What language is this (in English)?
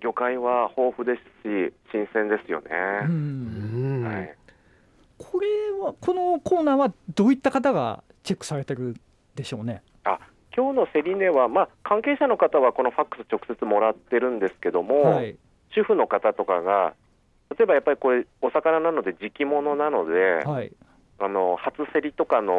Japanese